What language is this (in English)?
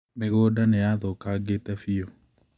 Kikuyu